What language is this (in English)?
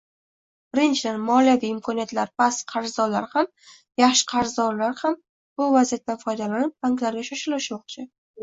Uzbek